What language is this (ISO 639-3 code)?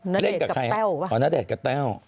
tha